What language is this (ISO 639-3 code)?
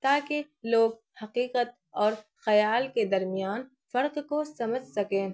urd